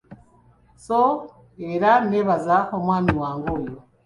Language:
Ganda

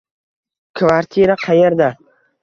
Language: Uzbek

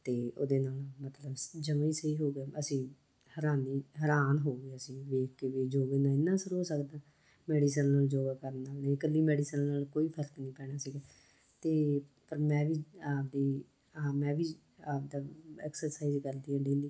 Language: Punjabi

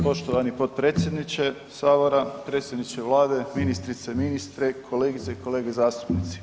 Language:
Croatian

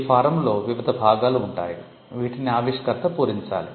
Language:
Telugu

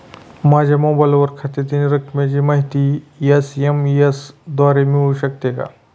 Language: Marathi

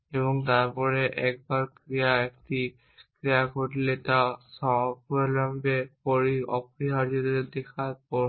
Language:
Bangla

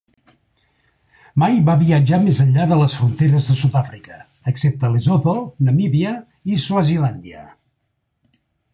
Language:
Catalan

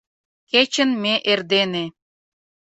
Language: Mari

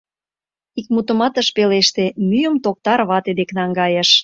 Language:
Mari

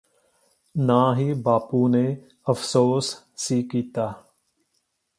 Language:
Punjabi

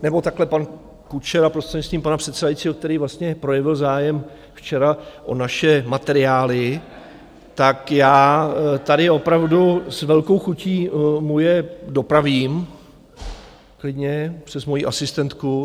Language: Czech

